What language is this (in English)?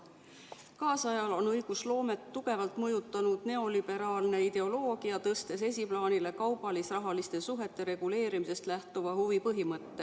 Estonian